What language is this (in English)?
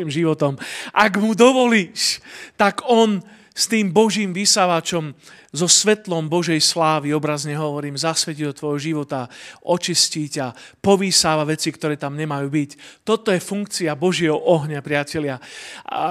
Slovak